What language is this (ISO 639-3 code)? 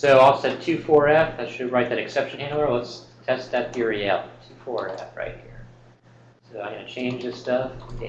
eng